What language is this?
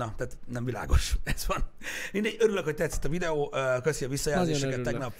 Hungarian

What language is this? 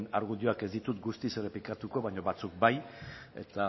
Basque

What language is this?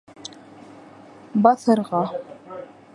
Bashkir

